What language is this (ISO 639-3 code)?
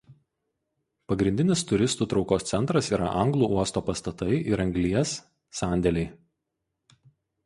lit